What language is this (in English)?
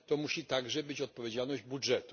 Polish